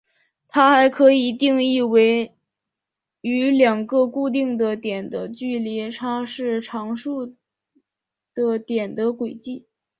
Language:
Chinese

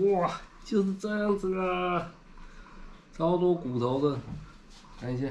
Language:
Chinese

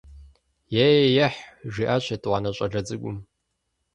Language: Kabardian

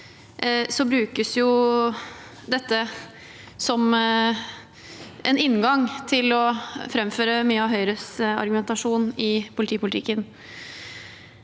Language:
Norwegian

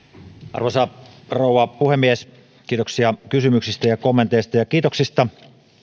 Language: Finnish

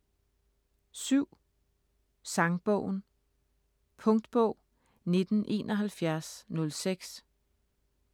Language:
Danish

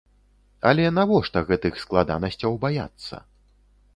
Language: Belarusian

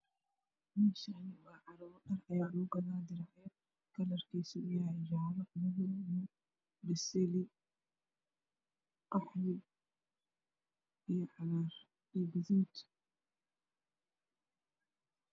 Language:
Somali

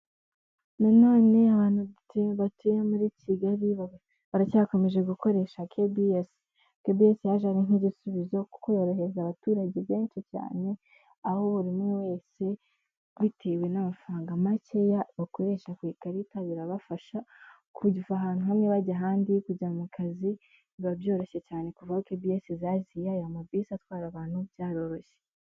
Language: Kinyarwanda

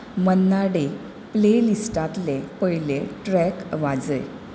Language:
Konkani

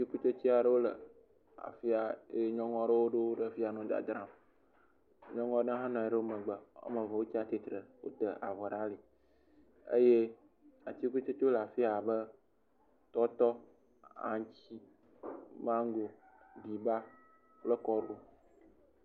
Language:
Ewe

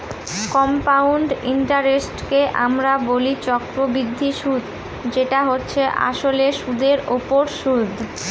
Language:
Bangla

